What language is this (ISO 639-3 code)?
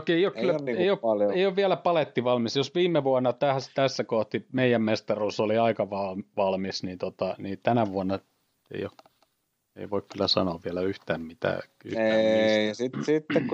fin